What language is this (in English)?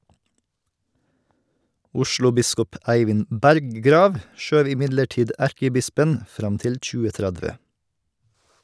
Norwegian